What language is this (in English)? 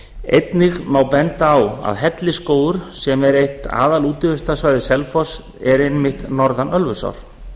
Icelandic